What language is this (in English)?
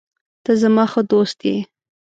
Pashto